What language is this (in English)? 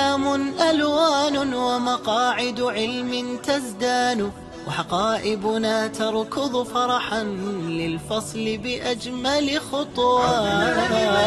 Arabic